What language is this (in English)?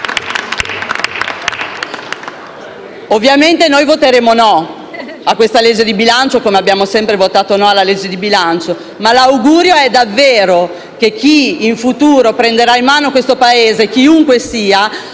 Italian